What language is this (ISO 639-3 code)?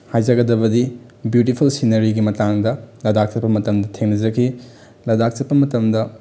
mni